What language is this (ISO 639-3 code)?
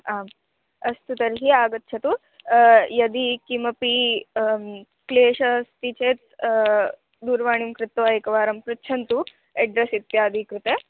san